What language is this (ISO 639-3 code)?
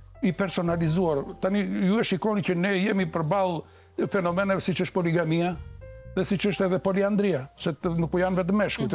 ron